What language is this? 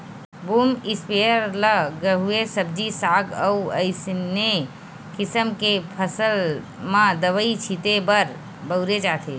Chhattisgarhi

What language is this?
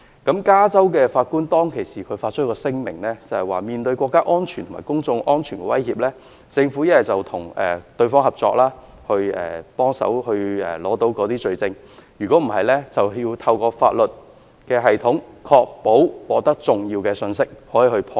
Cantonese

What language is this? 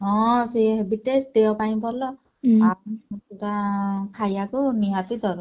Odia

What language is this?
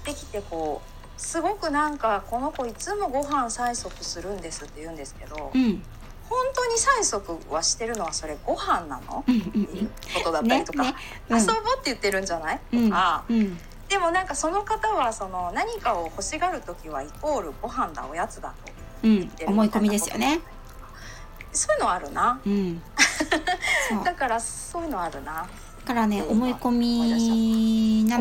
Japanese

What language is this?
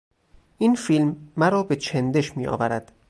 Persian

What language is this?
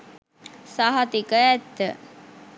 Sinhala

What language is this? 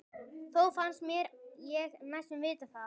Icelandic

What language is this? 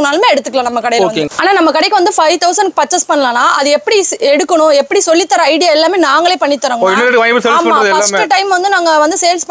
Tamil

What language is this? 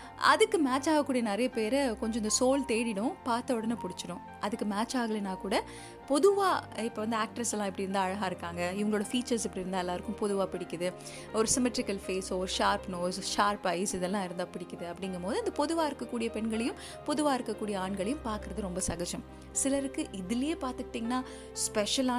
Tamil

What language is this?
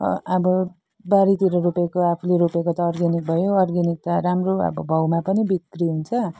Nepali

